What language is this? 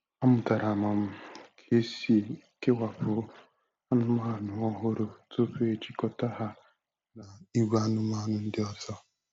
Igbo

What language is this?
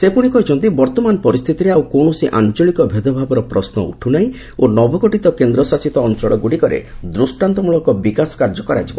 Odia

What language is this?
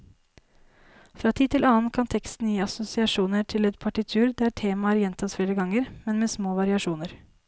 Norwegian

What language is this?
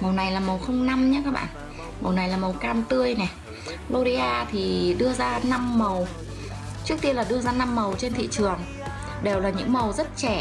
Vietnamese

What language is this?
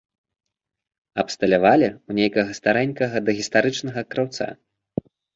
Belarusian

